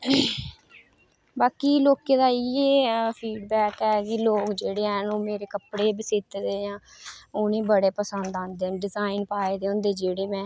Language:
Dogri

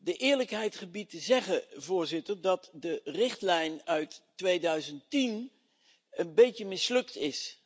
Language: Dutch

